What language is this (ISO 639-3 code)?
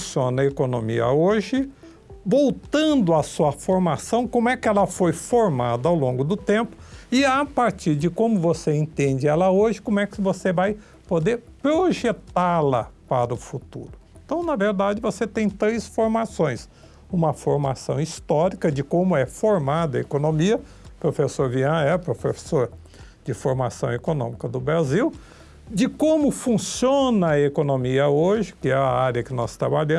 por